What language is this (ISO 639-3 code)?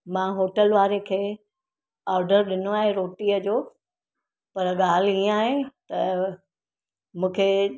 snd